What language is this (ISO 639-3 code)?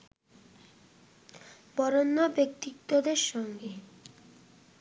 ben